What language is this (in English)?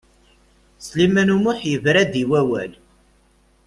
Kabyle